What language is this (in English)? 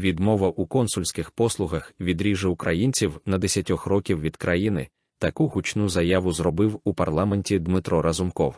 Ukrainian